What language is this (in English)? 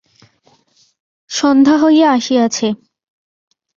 Bangla